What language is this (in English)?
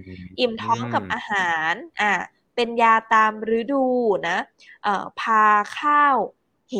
Thai